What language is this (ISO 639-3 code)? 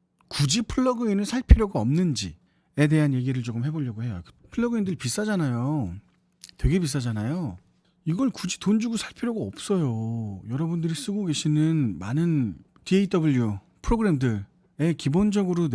kor